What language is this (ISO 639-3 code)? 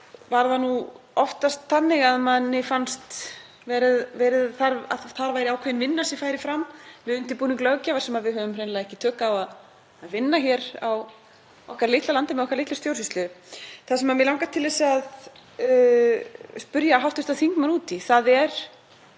isl